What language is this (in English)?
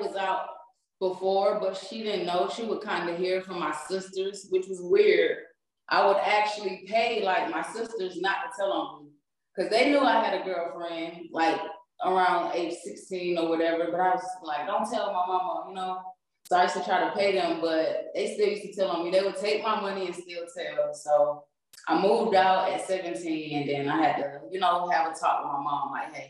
English